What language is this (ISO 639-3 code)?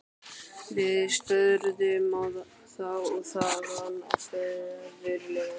isl